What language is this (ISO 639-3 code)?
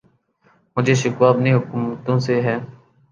urd